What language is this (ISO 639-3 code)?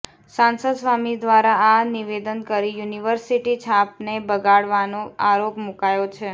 guj